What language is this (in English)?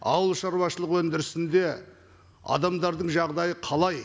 Kazakh